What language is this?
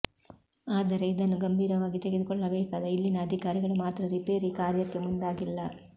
Kannada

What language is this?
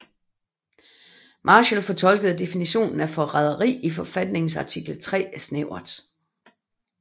Danish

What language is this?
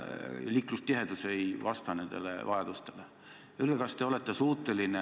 Estonian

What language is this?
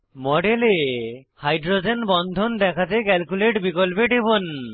Bangla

